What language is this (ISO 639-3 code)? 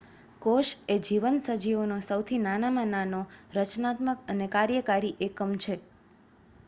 guj